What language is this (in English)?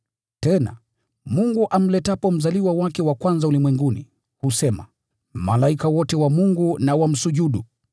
Swahili